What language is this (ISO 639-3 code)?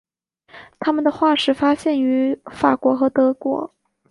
zho